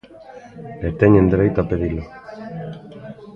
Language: Galician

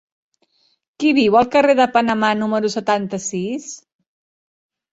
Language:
Catalan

